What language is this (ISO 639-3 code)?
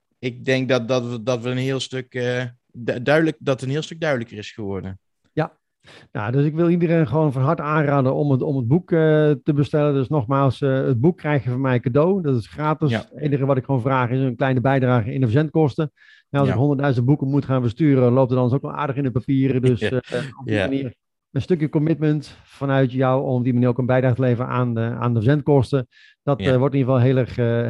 nld